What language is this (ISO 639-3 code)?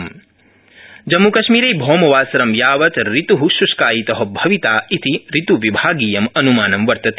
san